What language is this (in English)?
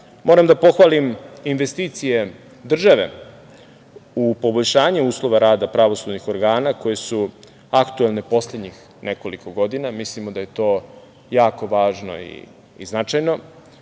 Serbian